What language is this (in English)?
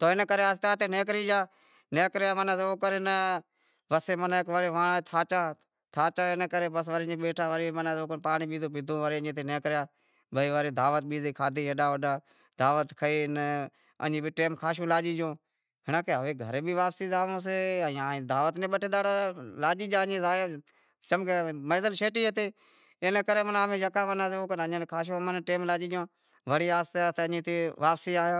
Wadiyara Koli